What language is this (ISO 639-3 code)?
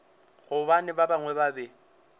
nso